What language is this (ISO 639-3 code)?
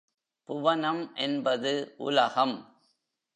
tam